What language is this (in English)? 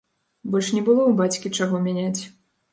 Belarusian